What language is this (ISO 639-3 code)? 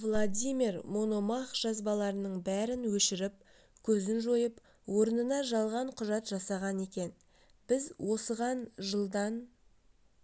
kaz